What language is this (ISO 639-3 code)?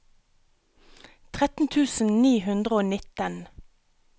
nor